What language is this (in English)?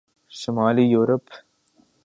Urdu